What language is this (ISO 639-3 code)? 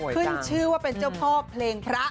tha